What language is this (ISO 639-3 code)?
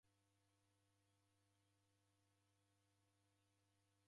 dav